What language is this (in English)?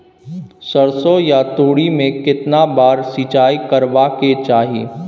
Maithili